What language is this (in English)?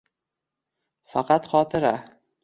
Uzbek